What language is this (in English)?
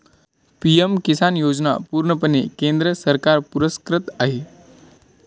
Marathi